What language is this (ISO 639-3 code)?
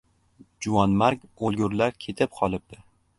uzb